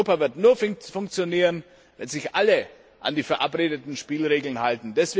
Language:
German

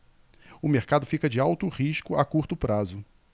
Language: Portuguese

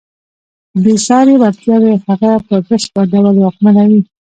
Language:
Pashto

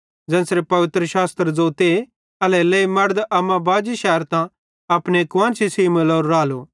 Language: Bhadrawahi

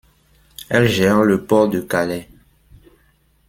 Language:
French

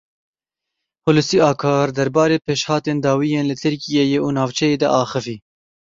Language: Kurdish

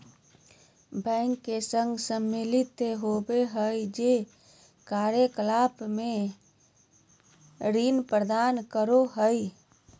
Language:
Magahi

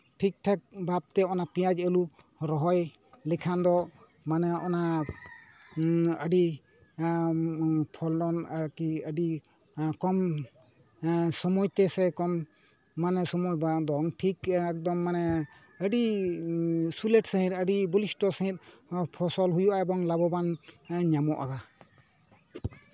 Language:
Santali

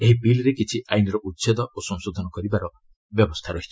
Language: Odia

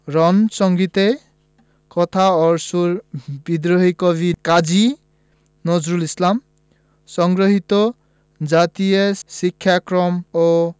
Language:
Bangla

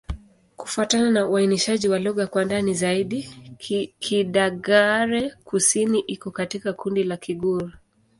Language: Swahili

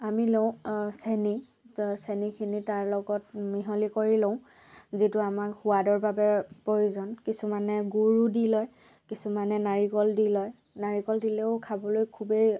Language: Assamese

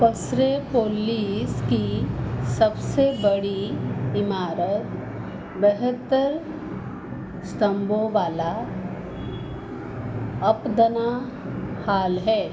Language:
Hindi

